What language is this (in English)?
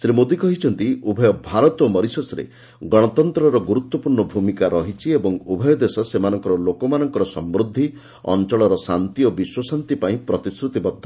Odia